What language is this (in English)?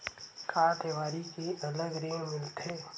Chhattisgarhi